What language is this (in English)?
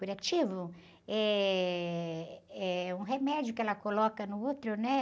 Portuguese